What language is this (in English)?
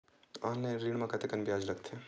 Chhattisgarhi